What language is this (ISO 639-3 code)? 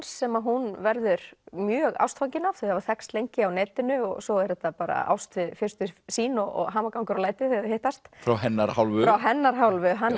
isl